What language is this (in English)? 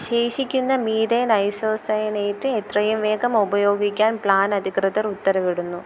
Malayalam